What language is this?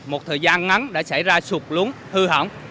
Vietnamese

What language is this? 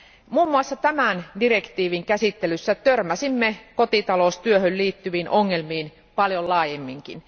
Finnish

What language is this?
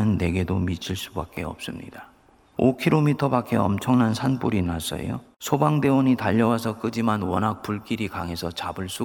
Korean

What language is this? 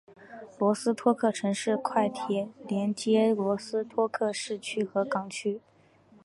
Chinese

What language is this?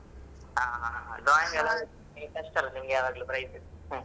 Kannada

